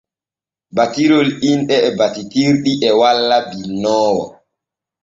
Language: Borgu Fulfulde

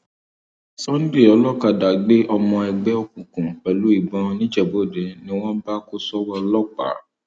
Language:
Yoruba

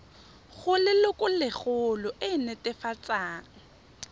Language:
Tswana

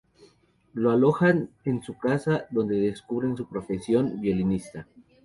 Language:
Spanish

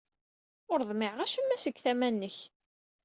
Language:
Kabyle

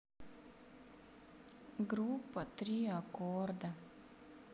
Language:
Russian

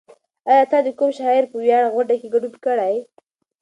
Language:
Pashto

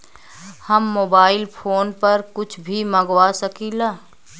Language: Bhojpuri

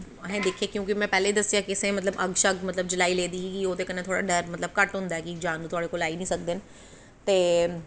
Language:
Dogri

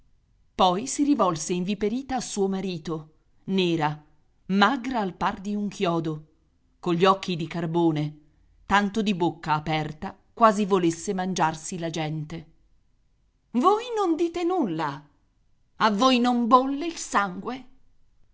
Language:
Italian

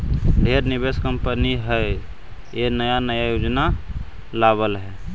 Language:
Magahi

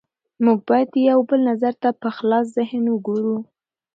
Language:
Pashto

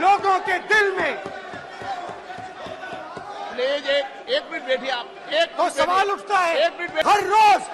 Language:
Hindi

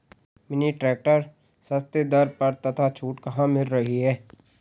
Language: Hindi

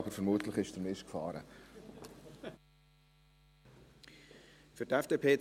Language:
Swiss German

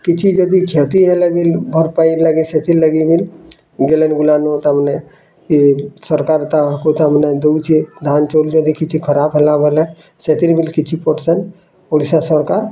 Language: Odia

